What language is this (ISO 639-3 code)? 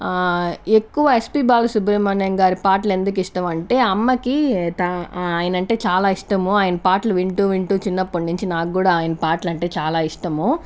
tel